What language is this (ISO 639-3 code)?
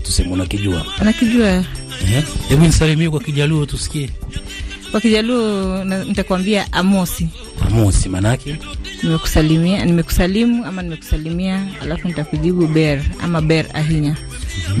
swa